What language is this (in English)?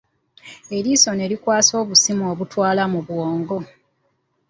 Ganda